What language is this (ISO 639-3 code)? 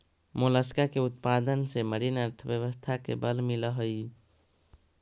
mag